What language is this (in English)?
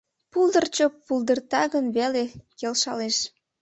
Mari